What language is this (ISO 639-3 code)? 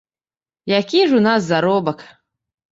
bel